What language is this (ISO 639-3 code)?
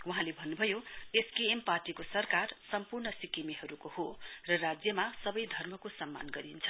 nep